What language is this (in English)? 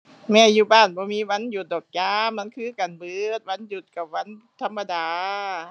Thai